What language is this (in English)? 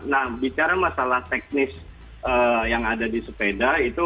Indonesian